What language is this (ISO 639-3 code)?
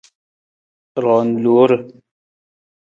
nmz